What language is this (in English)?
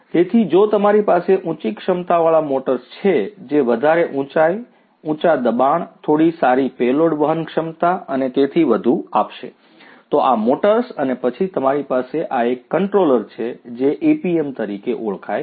Gujarati